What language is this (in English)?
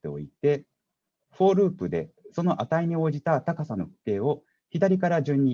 Japanese